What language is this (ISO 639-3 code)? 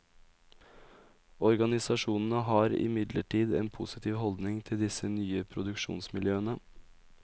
nor